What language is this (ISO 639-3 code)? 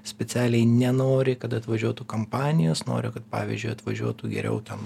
lit